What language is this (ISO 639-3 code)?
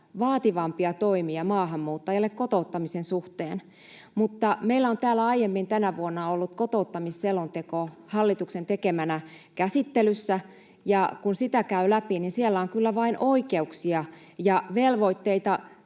fin